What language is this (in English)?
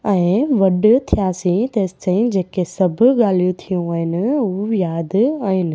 Sindhi